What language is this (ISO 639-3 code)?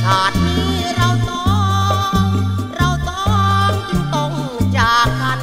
tha